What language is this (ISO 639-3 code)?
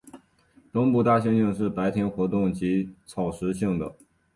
zho